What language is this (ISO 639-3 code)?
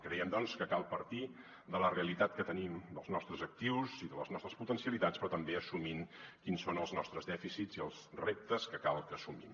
cat